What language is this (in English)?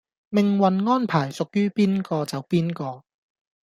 Cantonese